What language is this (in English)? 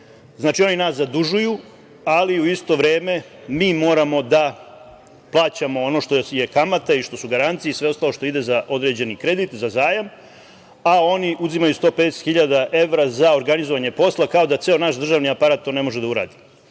Serbian